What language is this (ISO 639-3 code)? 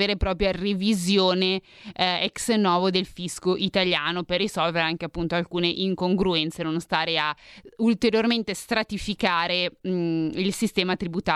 ita